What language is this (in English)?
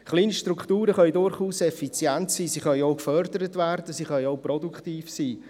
Swiss German